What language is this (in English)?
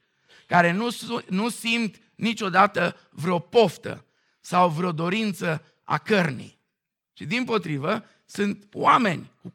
Romanian